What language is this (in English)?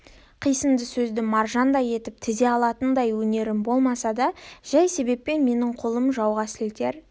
Kazakh